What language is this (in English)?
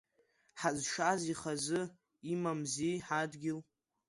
Abkhazian